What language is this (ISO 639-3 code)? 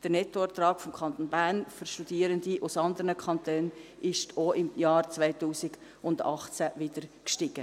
gsw